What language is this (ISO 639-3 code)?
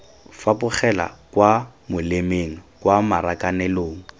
tsn